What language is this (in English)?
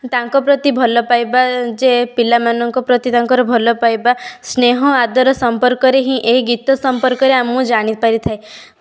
Odia